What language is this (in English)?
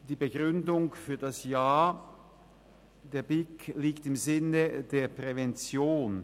Swiss German